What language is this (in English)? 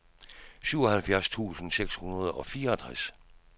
Danish